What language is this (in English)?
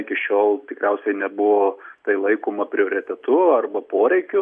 Lithuanian